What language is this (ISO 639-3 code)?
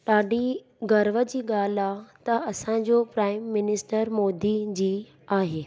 snd